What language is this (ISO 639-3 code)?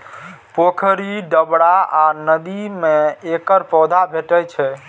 mai